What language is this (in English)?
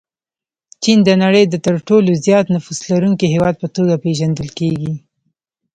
Pashto